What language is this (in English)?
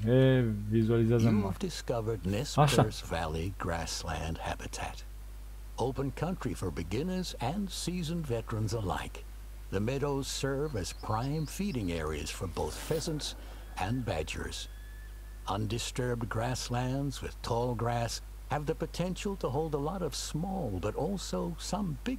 Romanian